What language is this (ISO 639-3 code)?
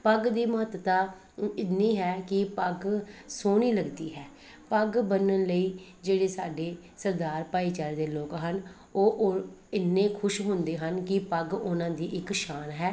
pan